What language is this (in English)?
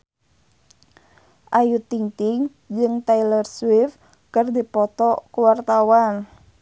Sundanese